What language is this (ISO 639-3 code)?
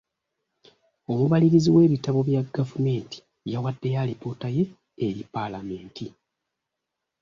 lug